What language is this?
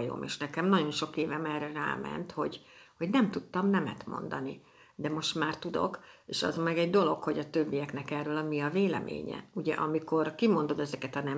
Hungarian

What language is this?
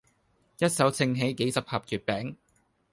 Cantonese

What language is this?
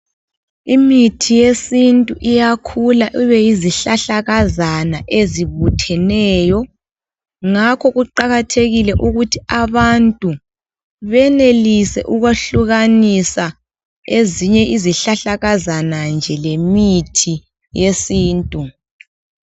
North Ndebele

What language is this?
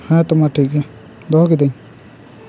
Santali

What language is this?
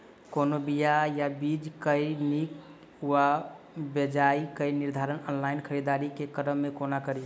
Maithili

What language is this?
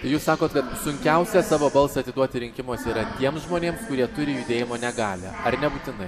Lithuanian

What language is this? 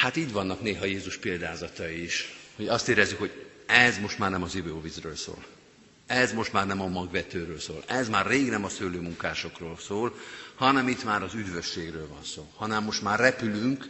Hungarian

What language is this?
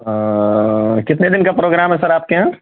Urdu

